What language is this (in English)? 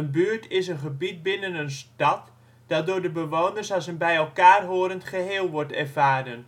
Dutch